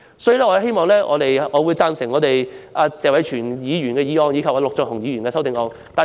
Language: Cantonese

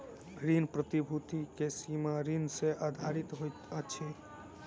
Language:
Maithili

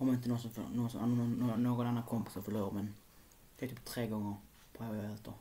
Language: Swedish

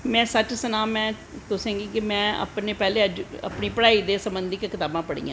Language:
Dogri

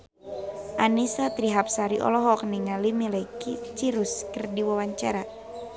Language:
Sundanese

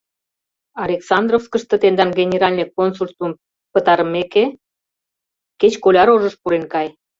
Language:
Mari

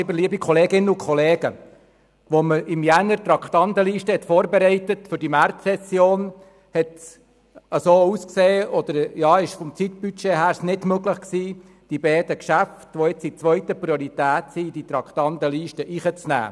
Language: Swiss German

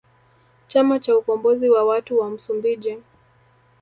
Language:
Swahili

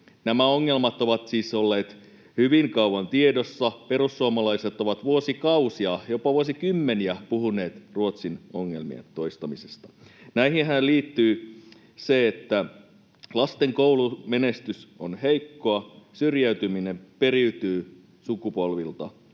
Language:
Finnish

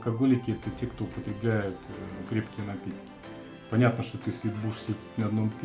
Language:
Russian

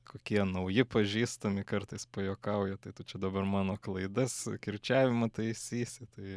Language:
Lithuanian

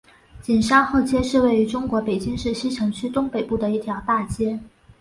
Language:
Chinese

